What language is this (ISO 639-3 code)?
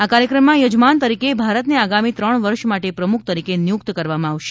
guj